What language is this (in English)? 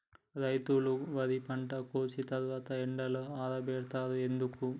Telugu